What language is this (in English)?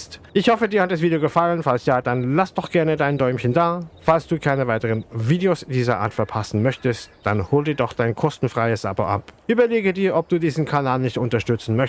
German